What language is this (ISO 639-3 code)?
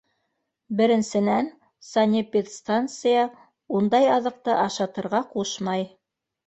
bak